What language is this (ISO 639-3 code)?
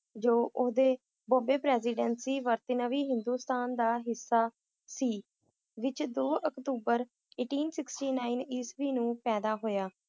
pan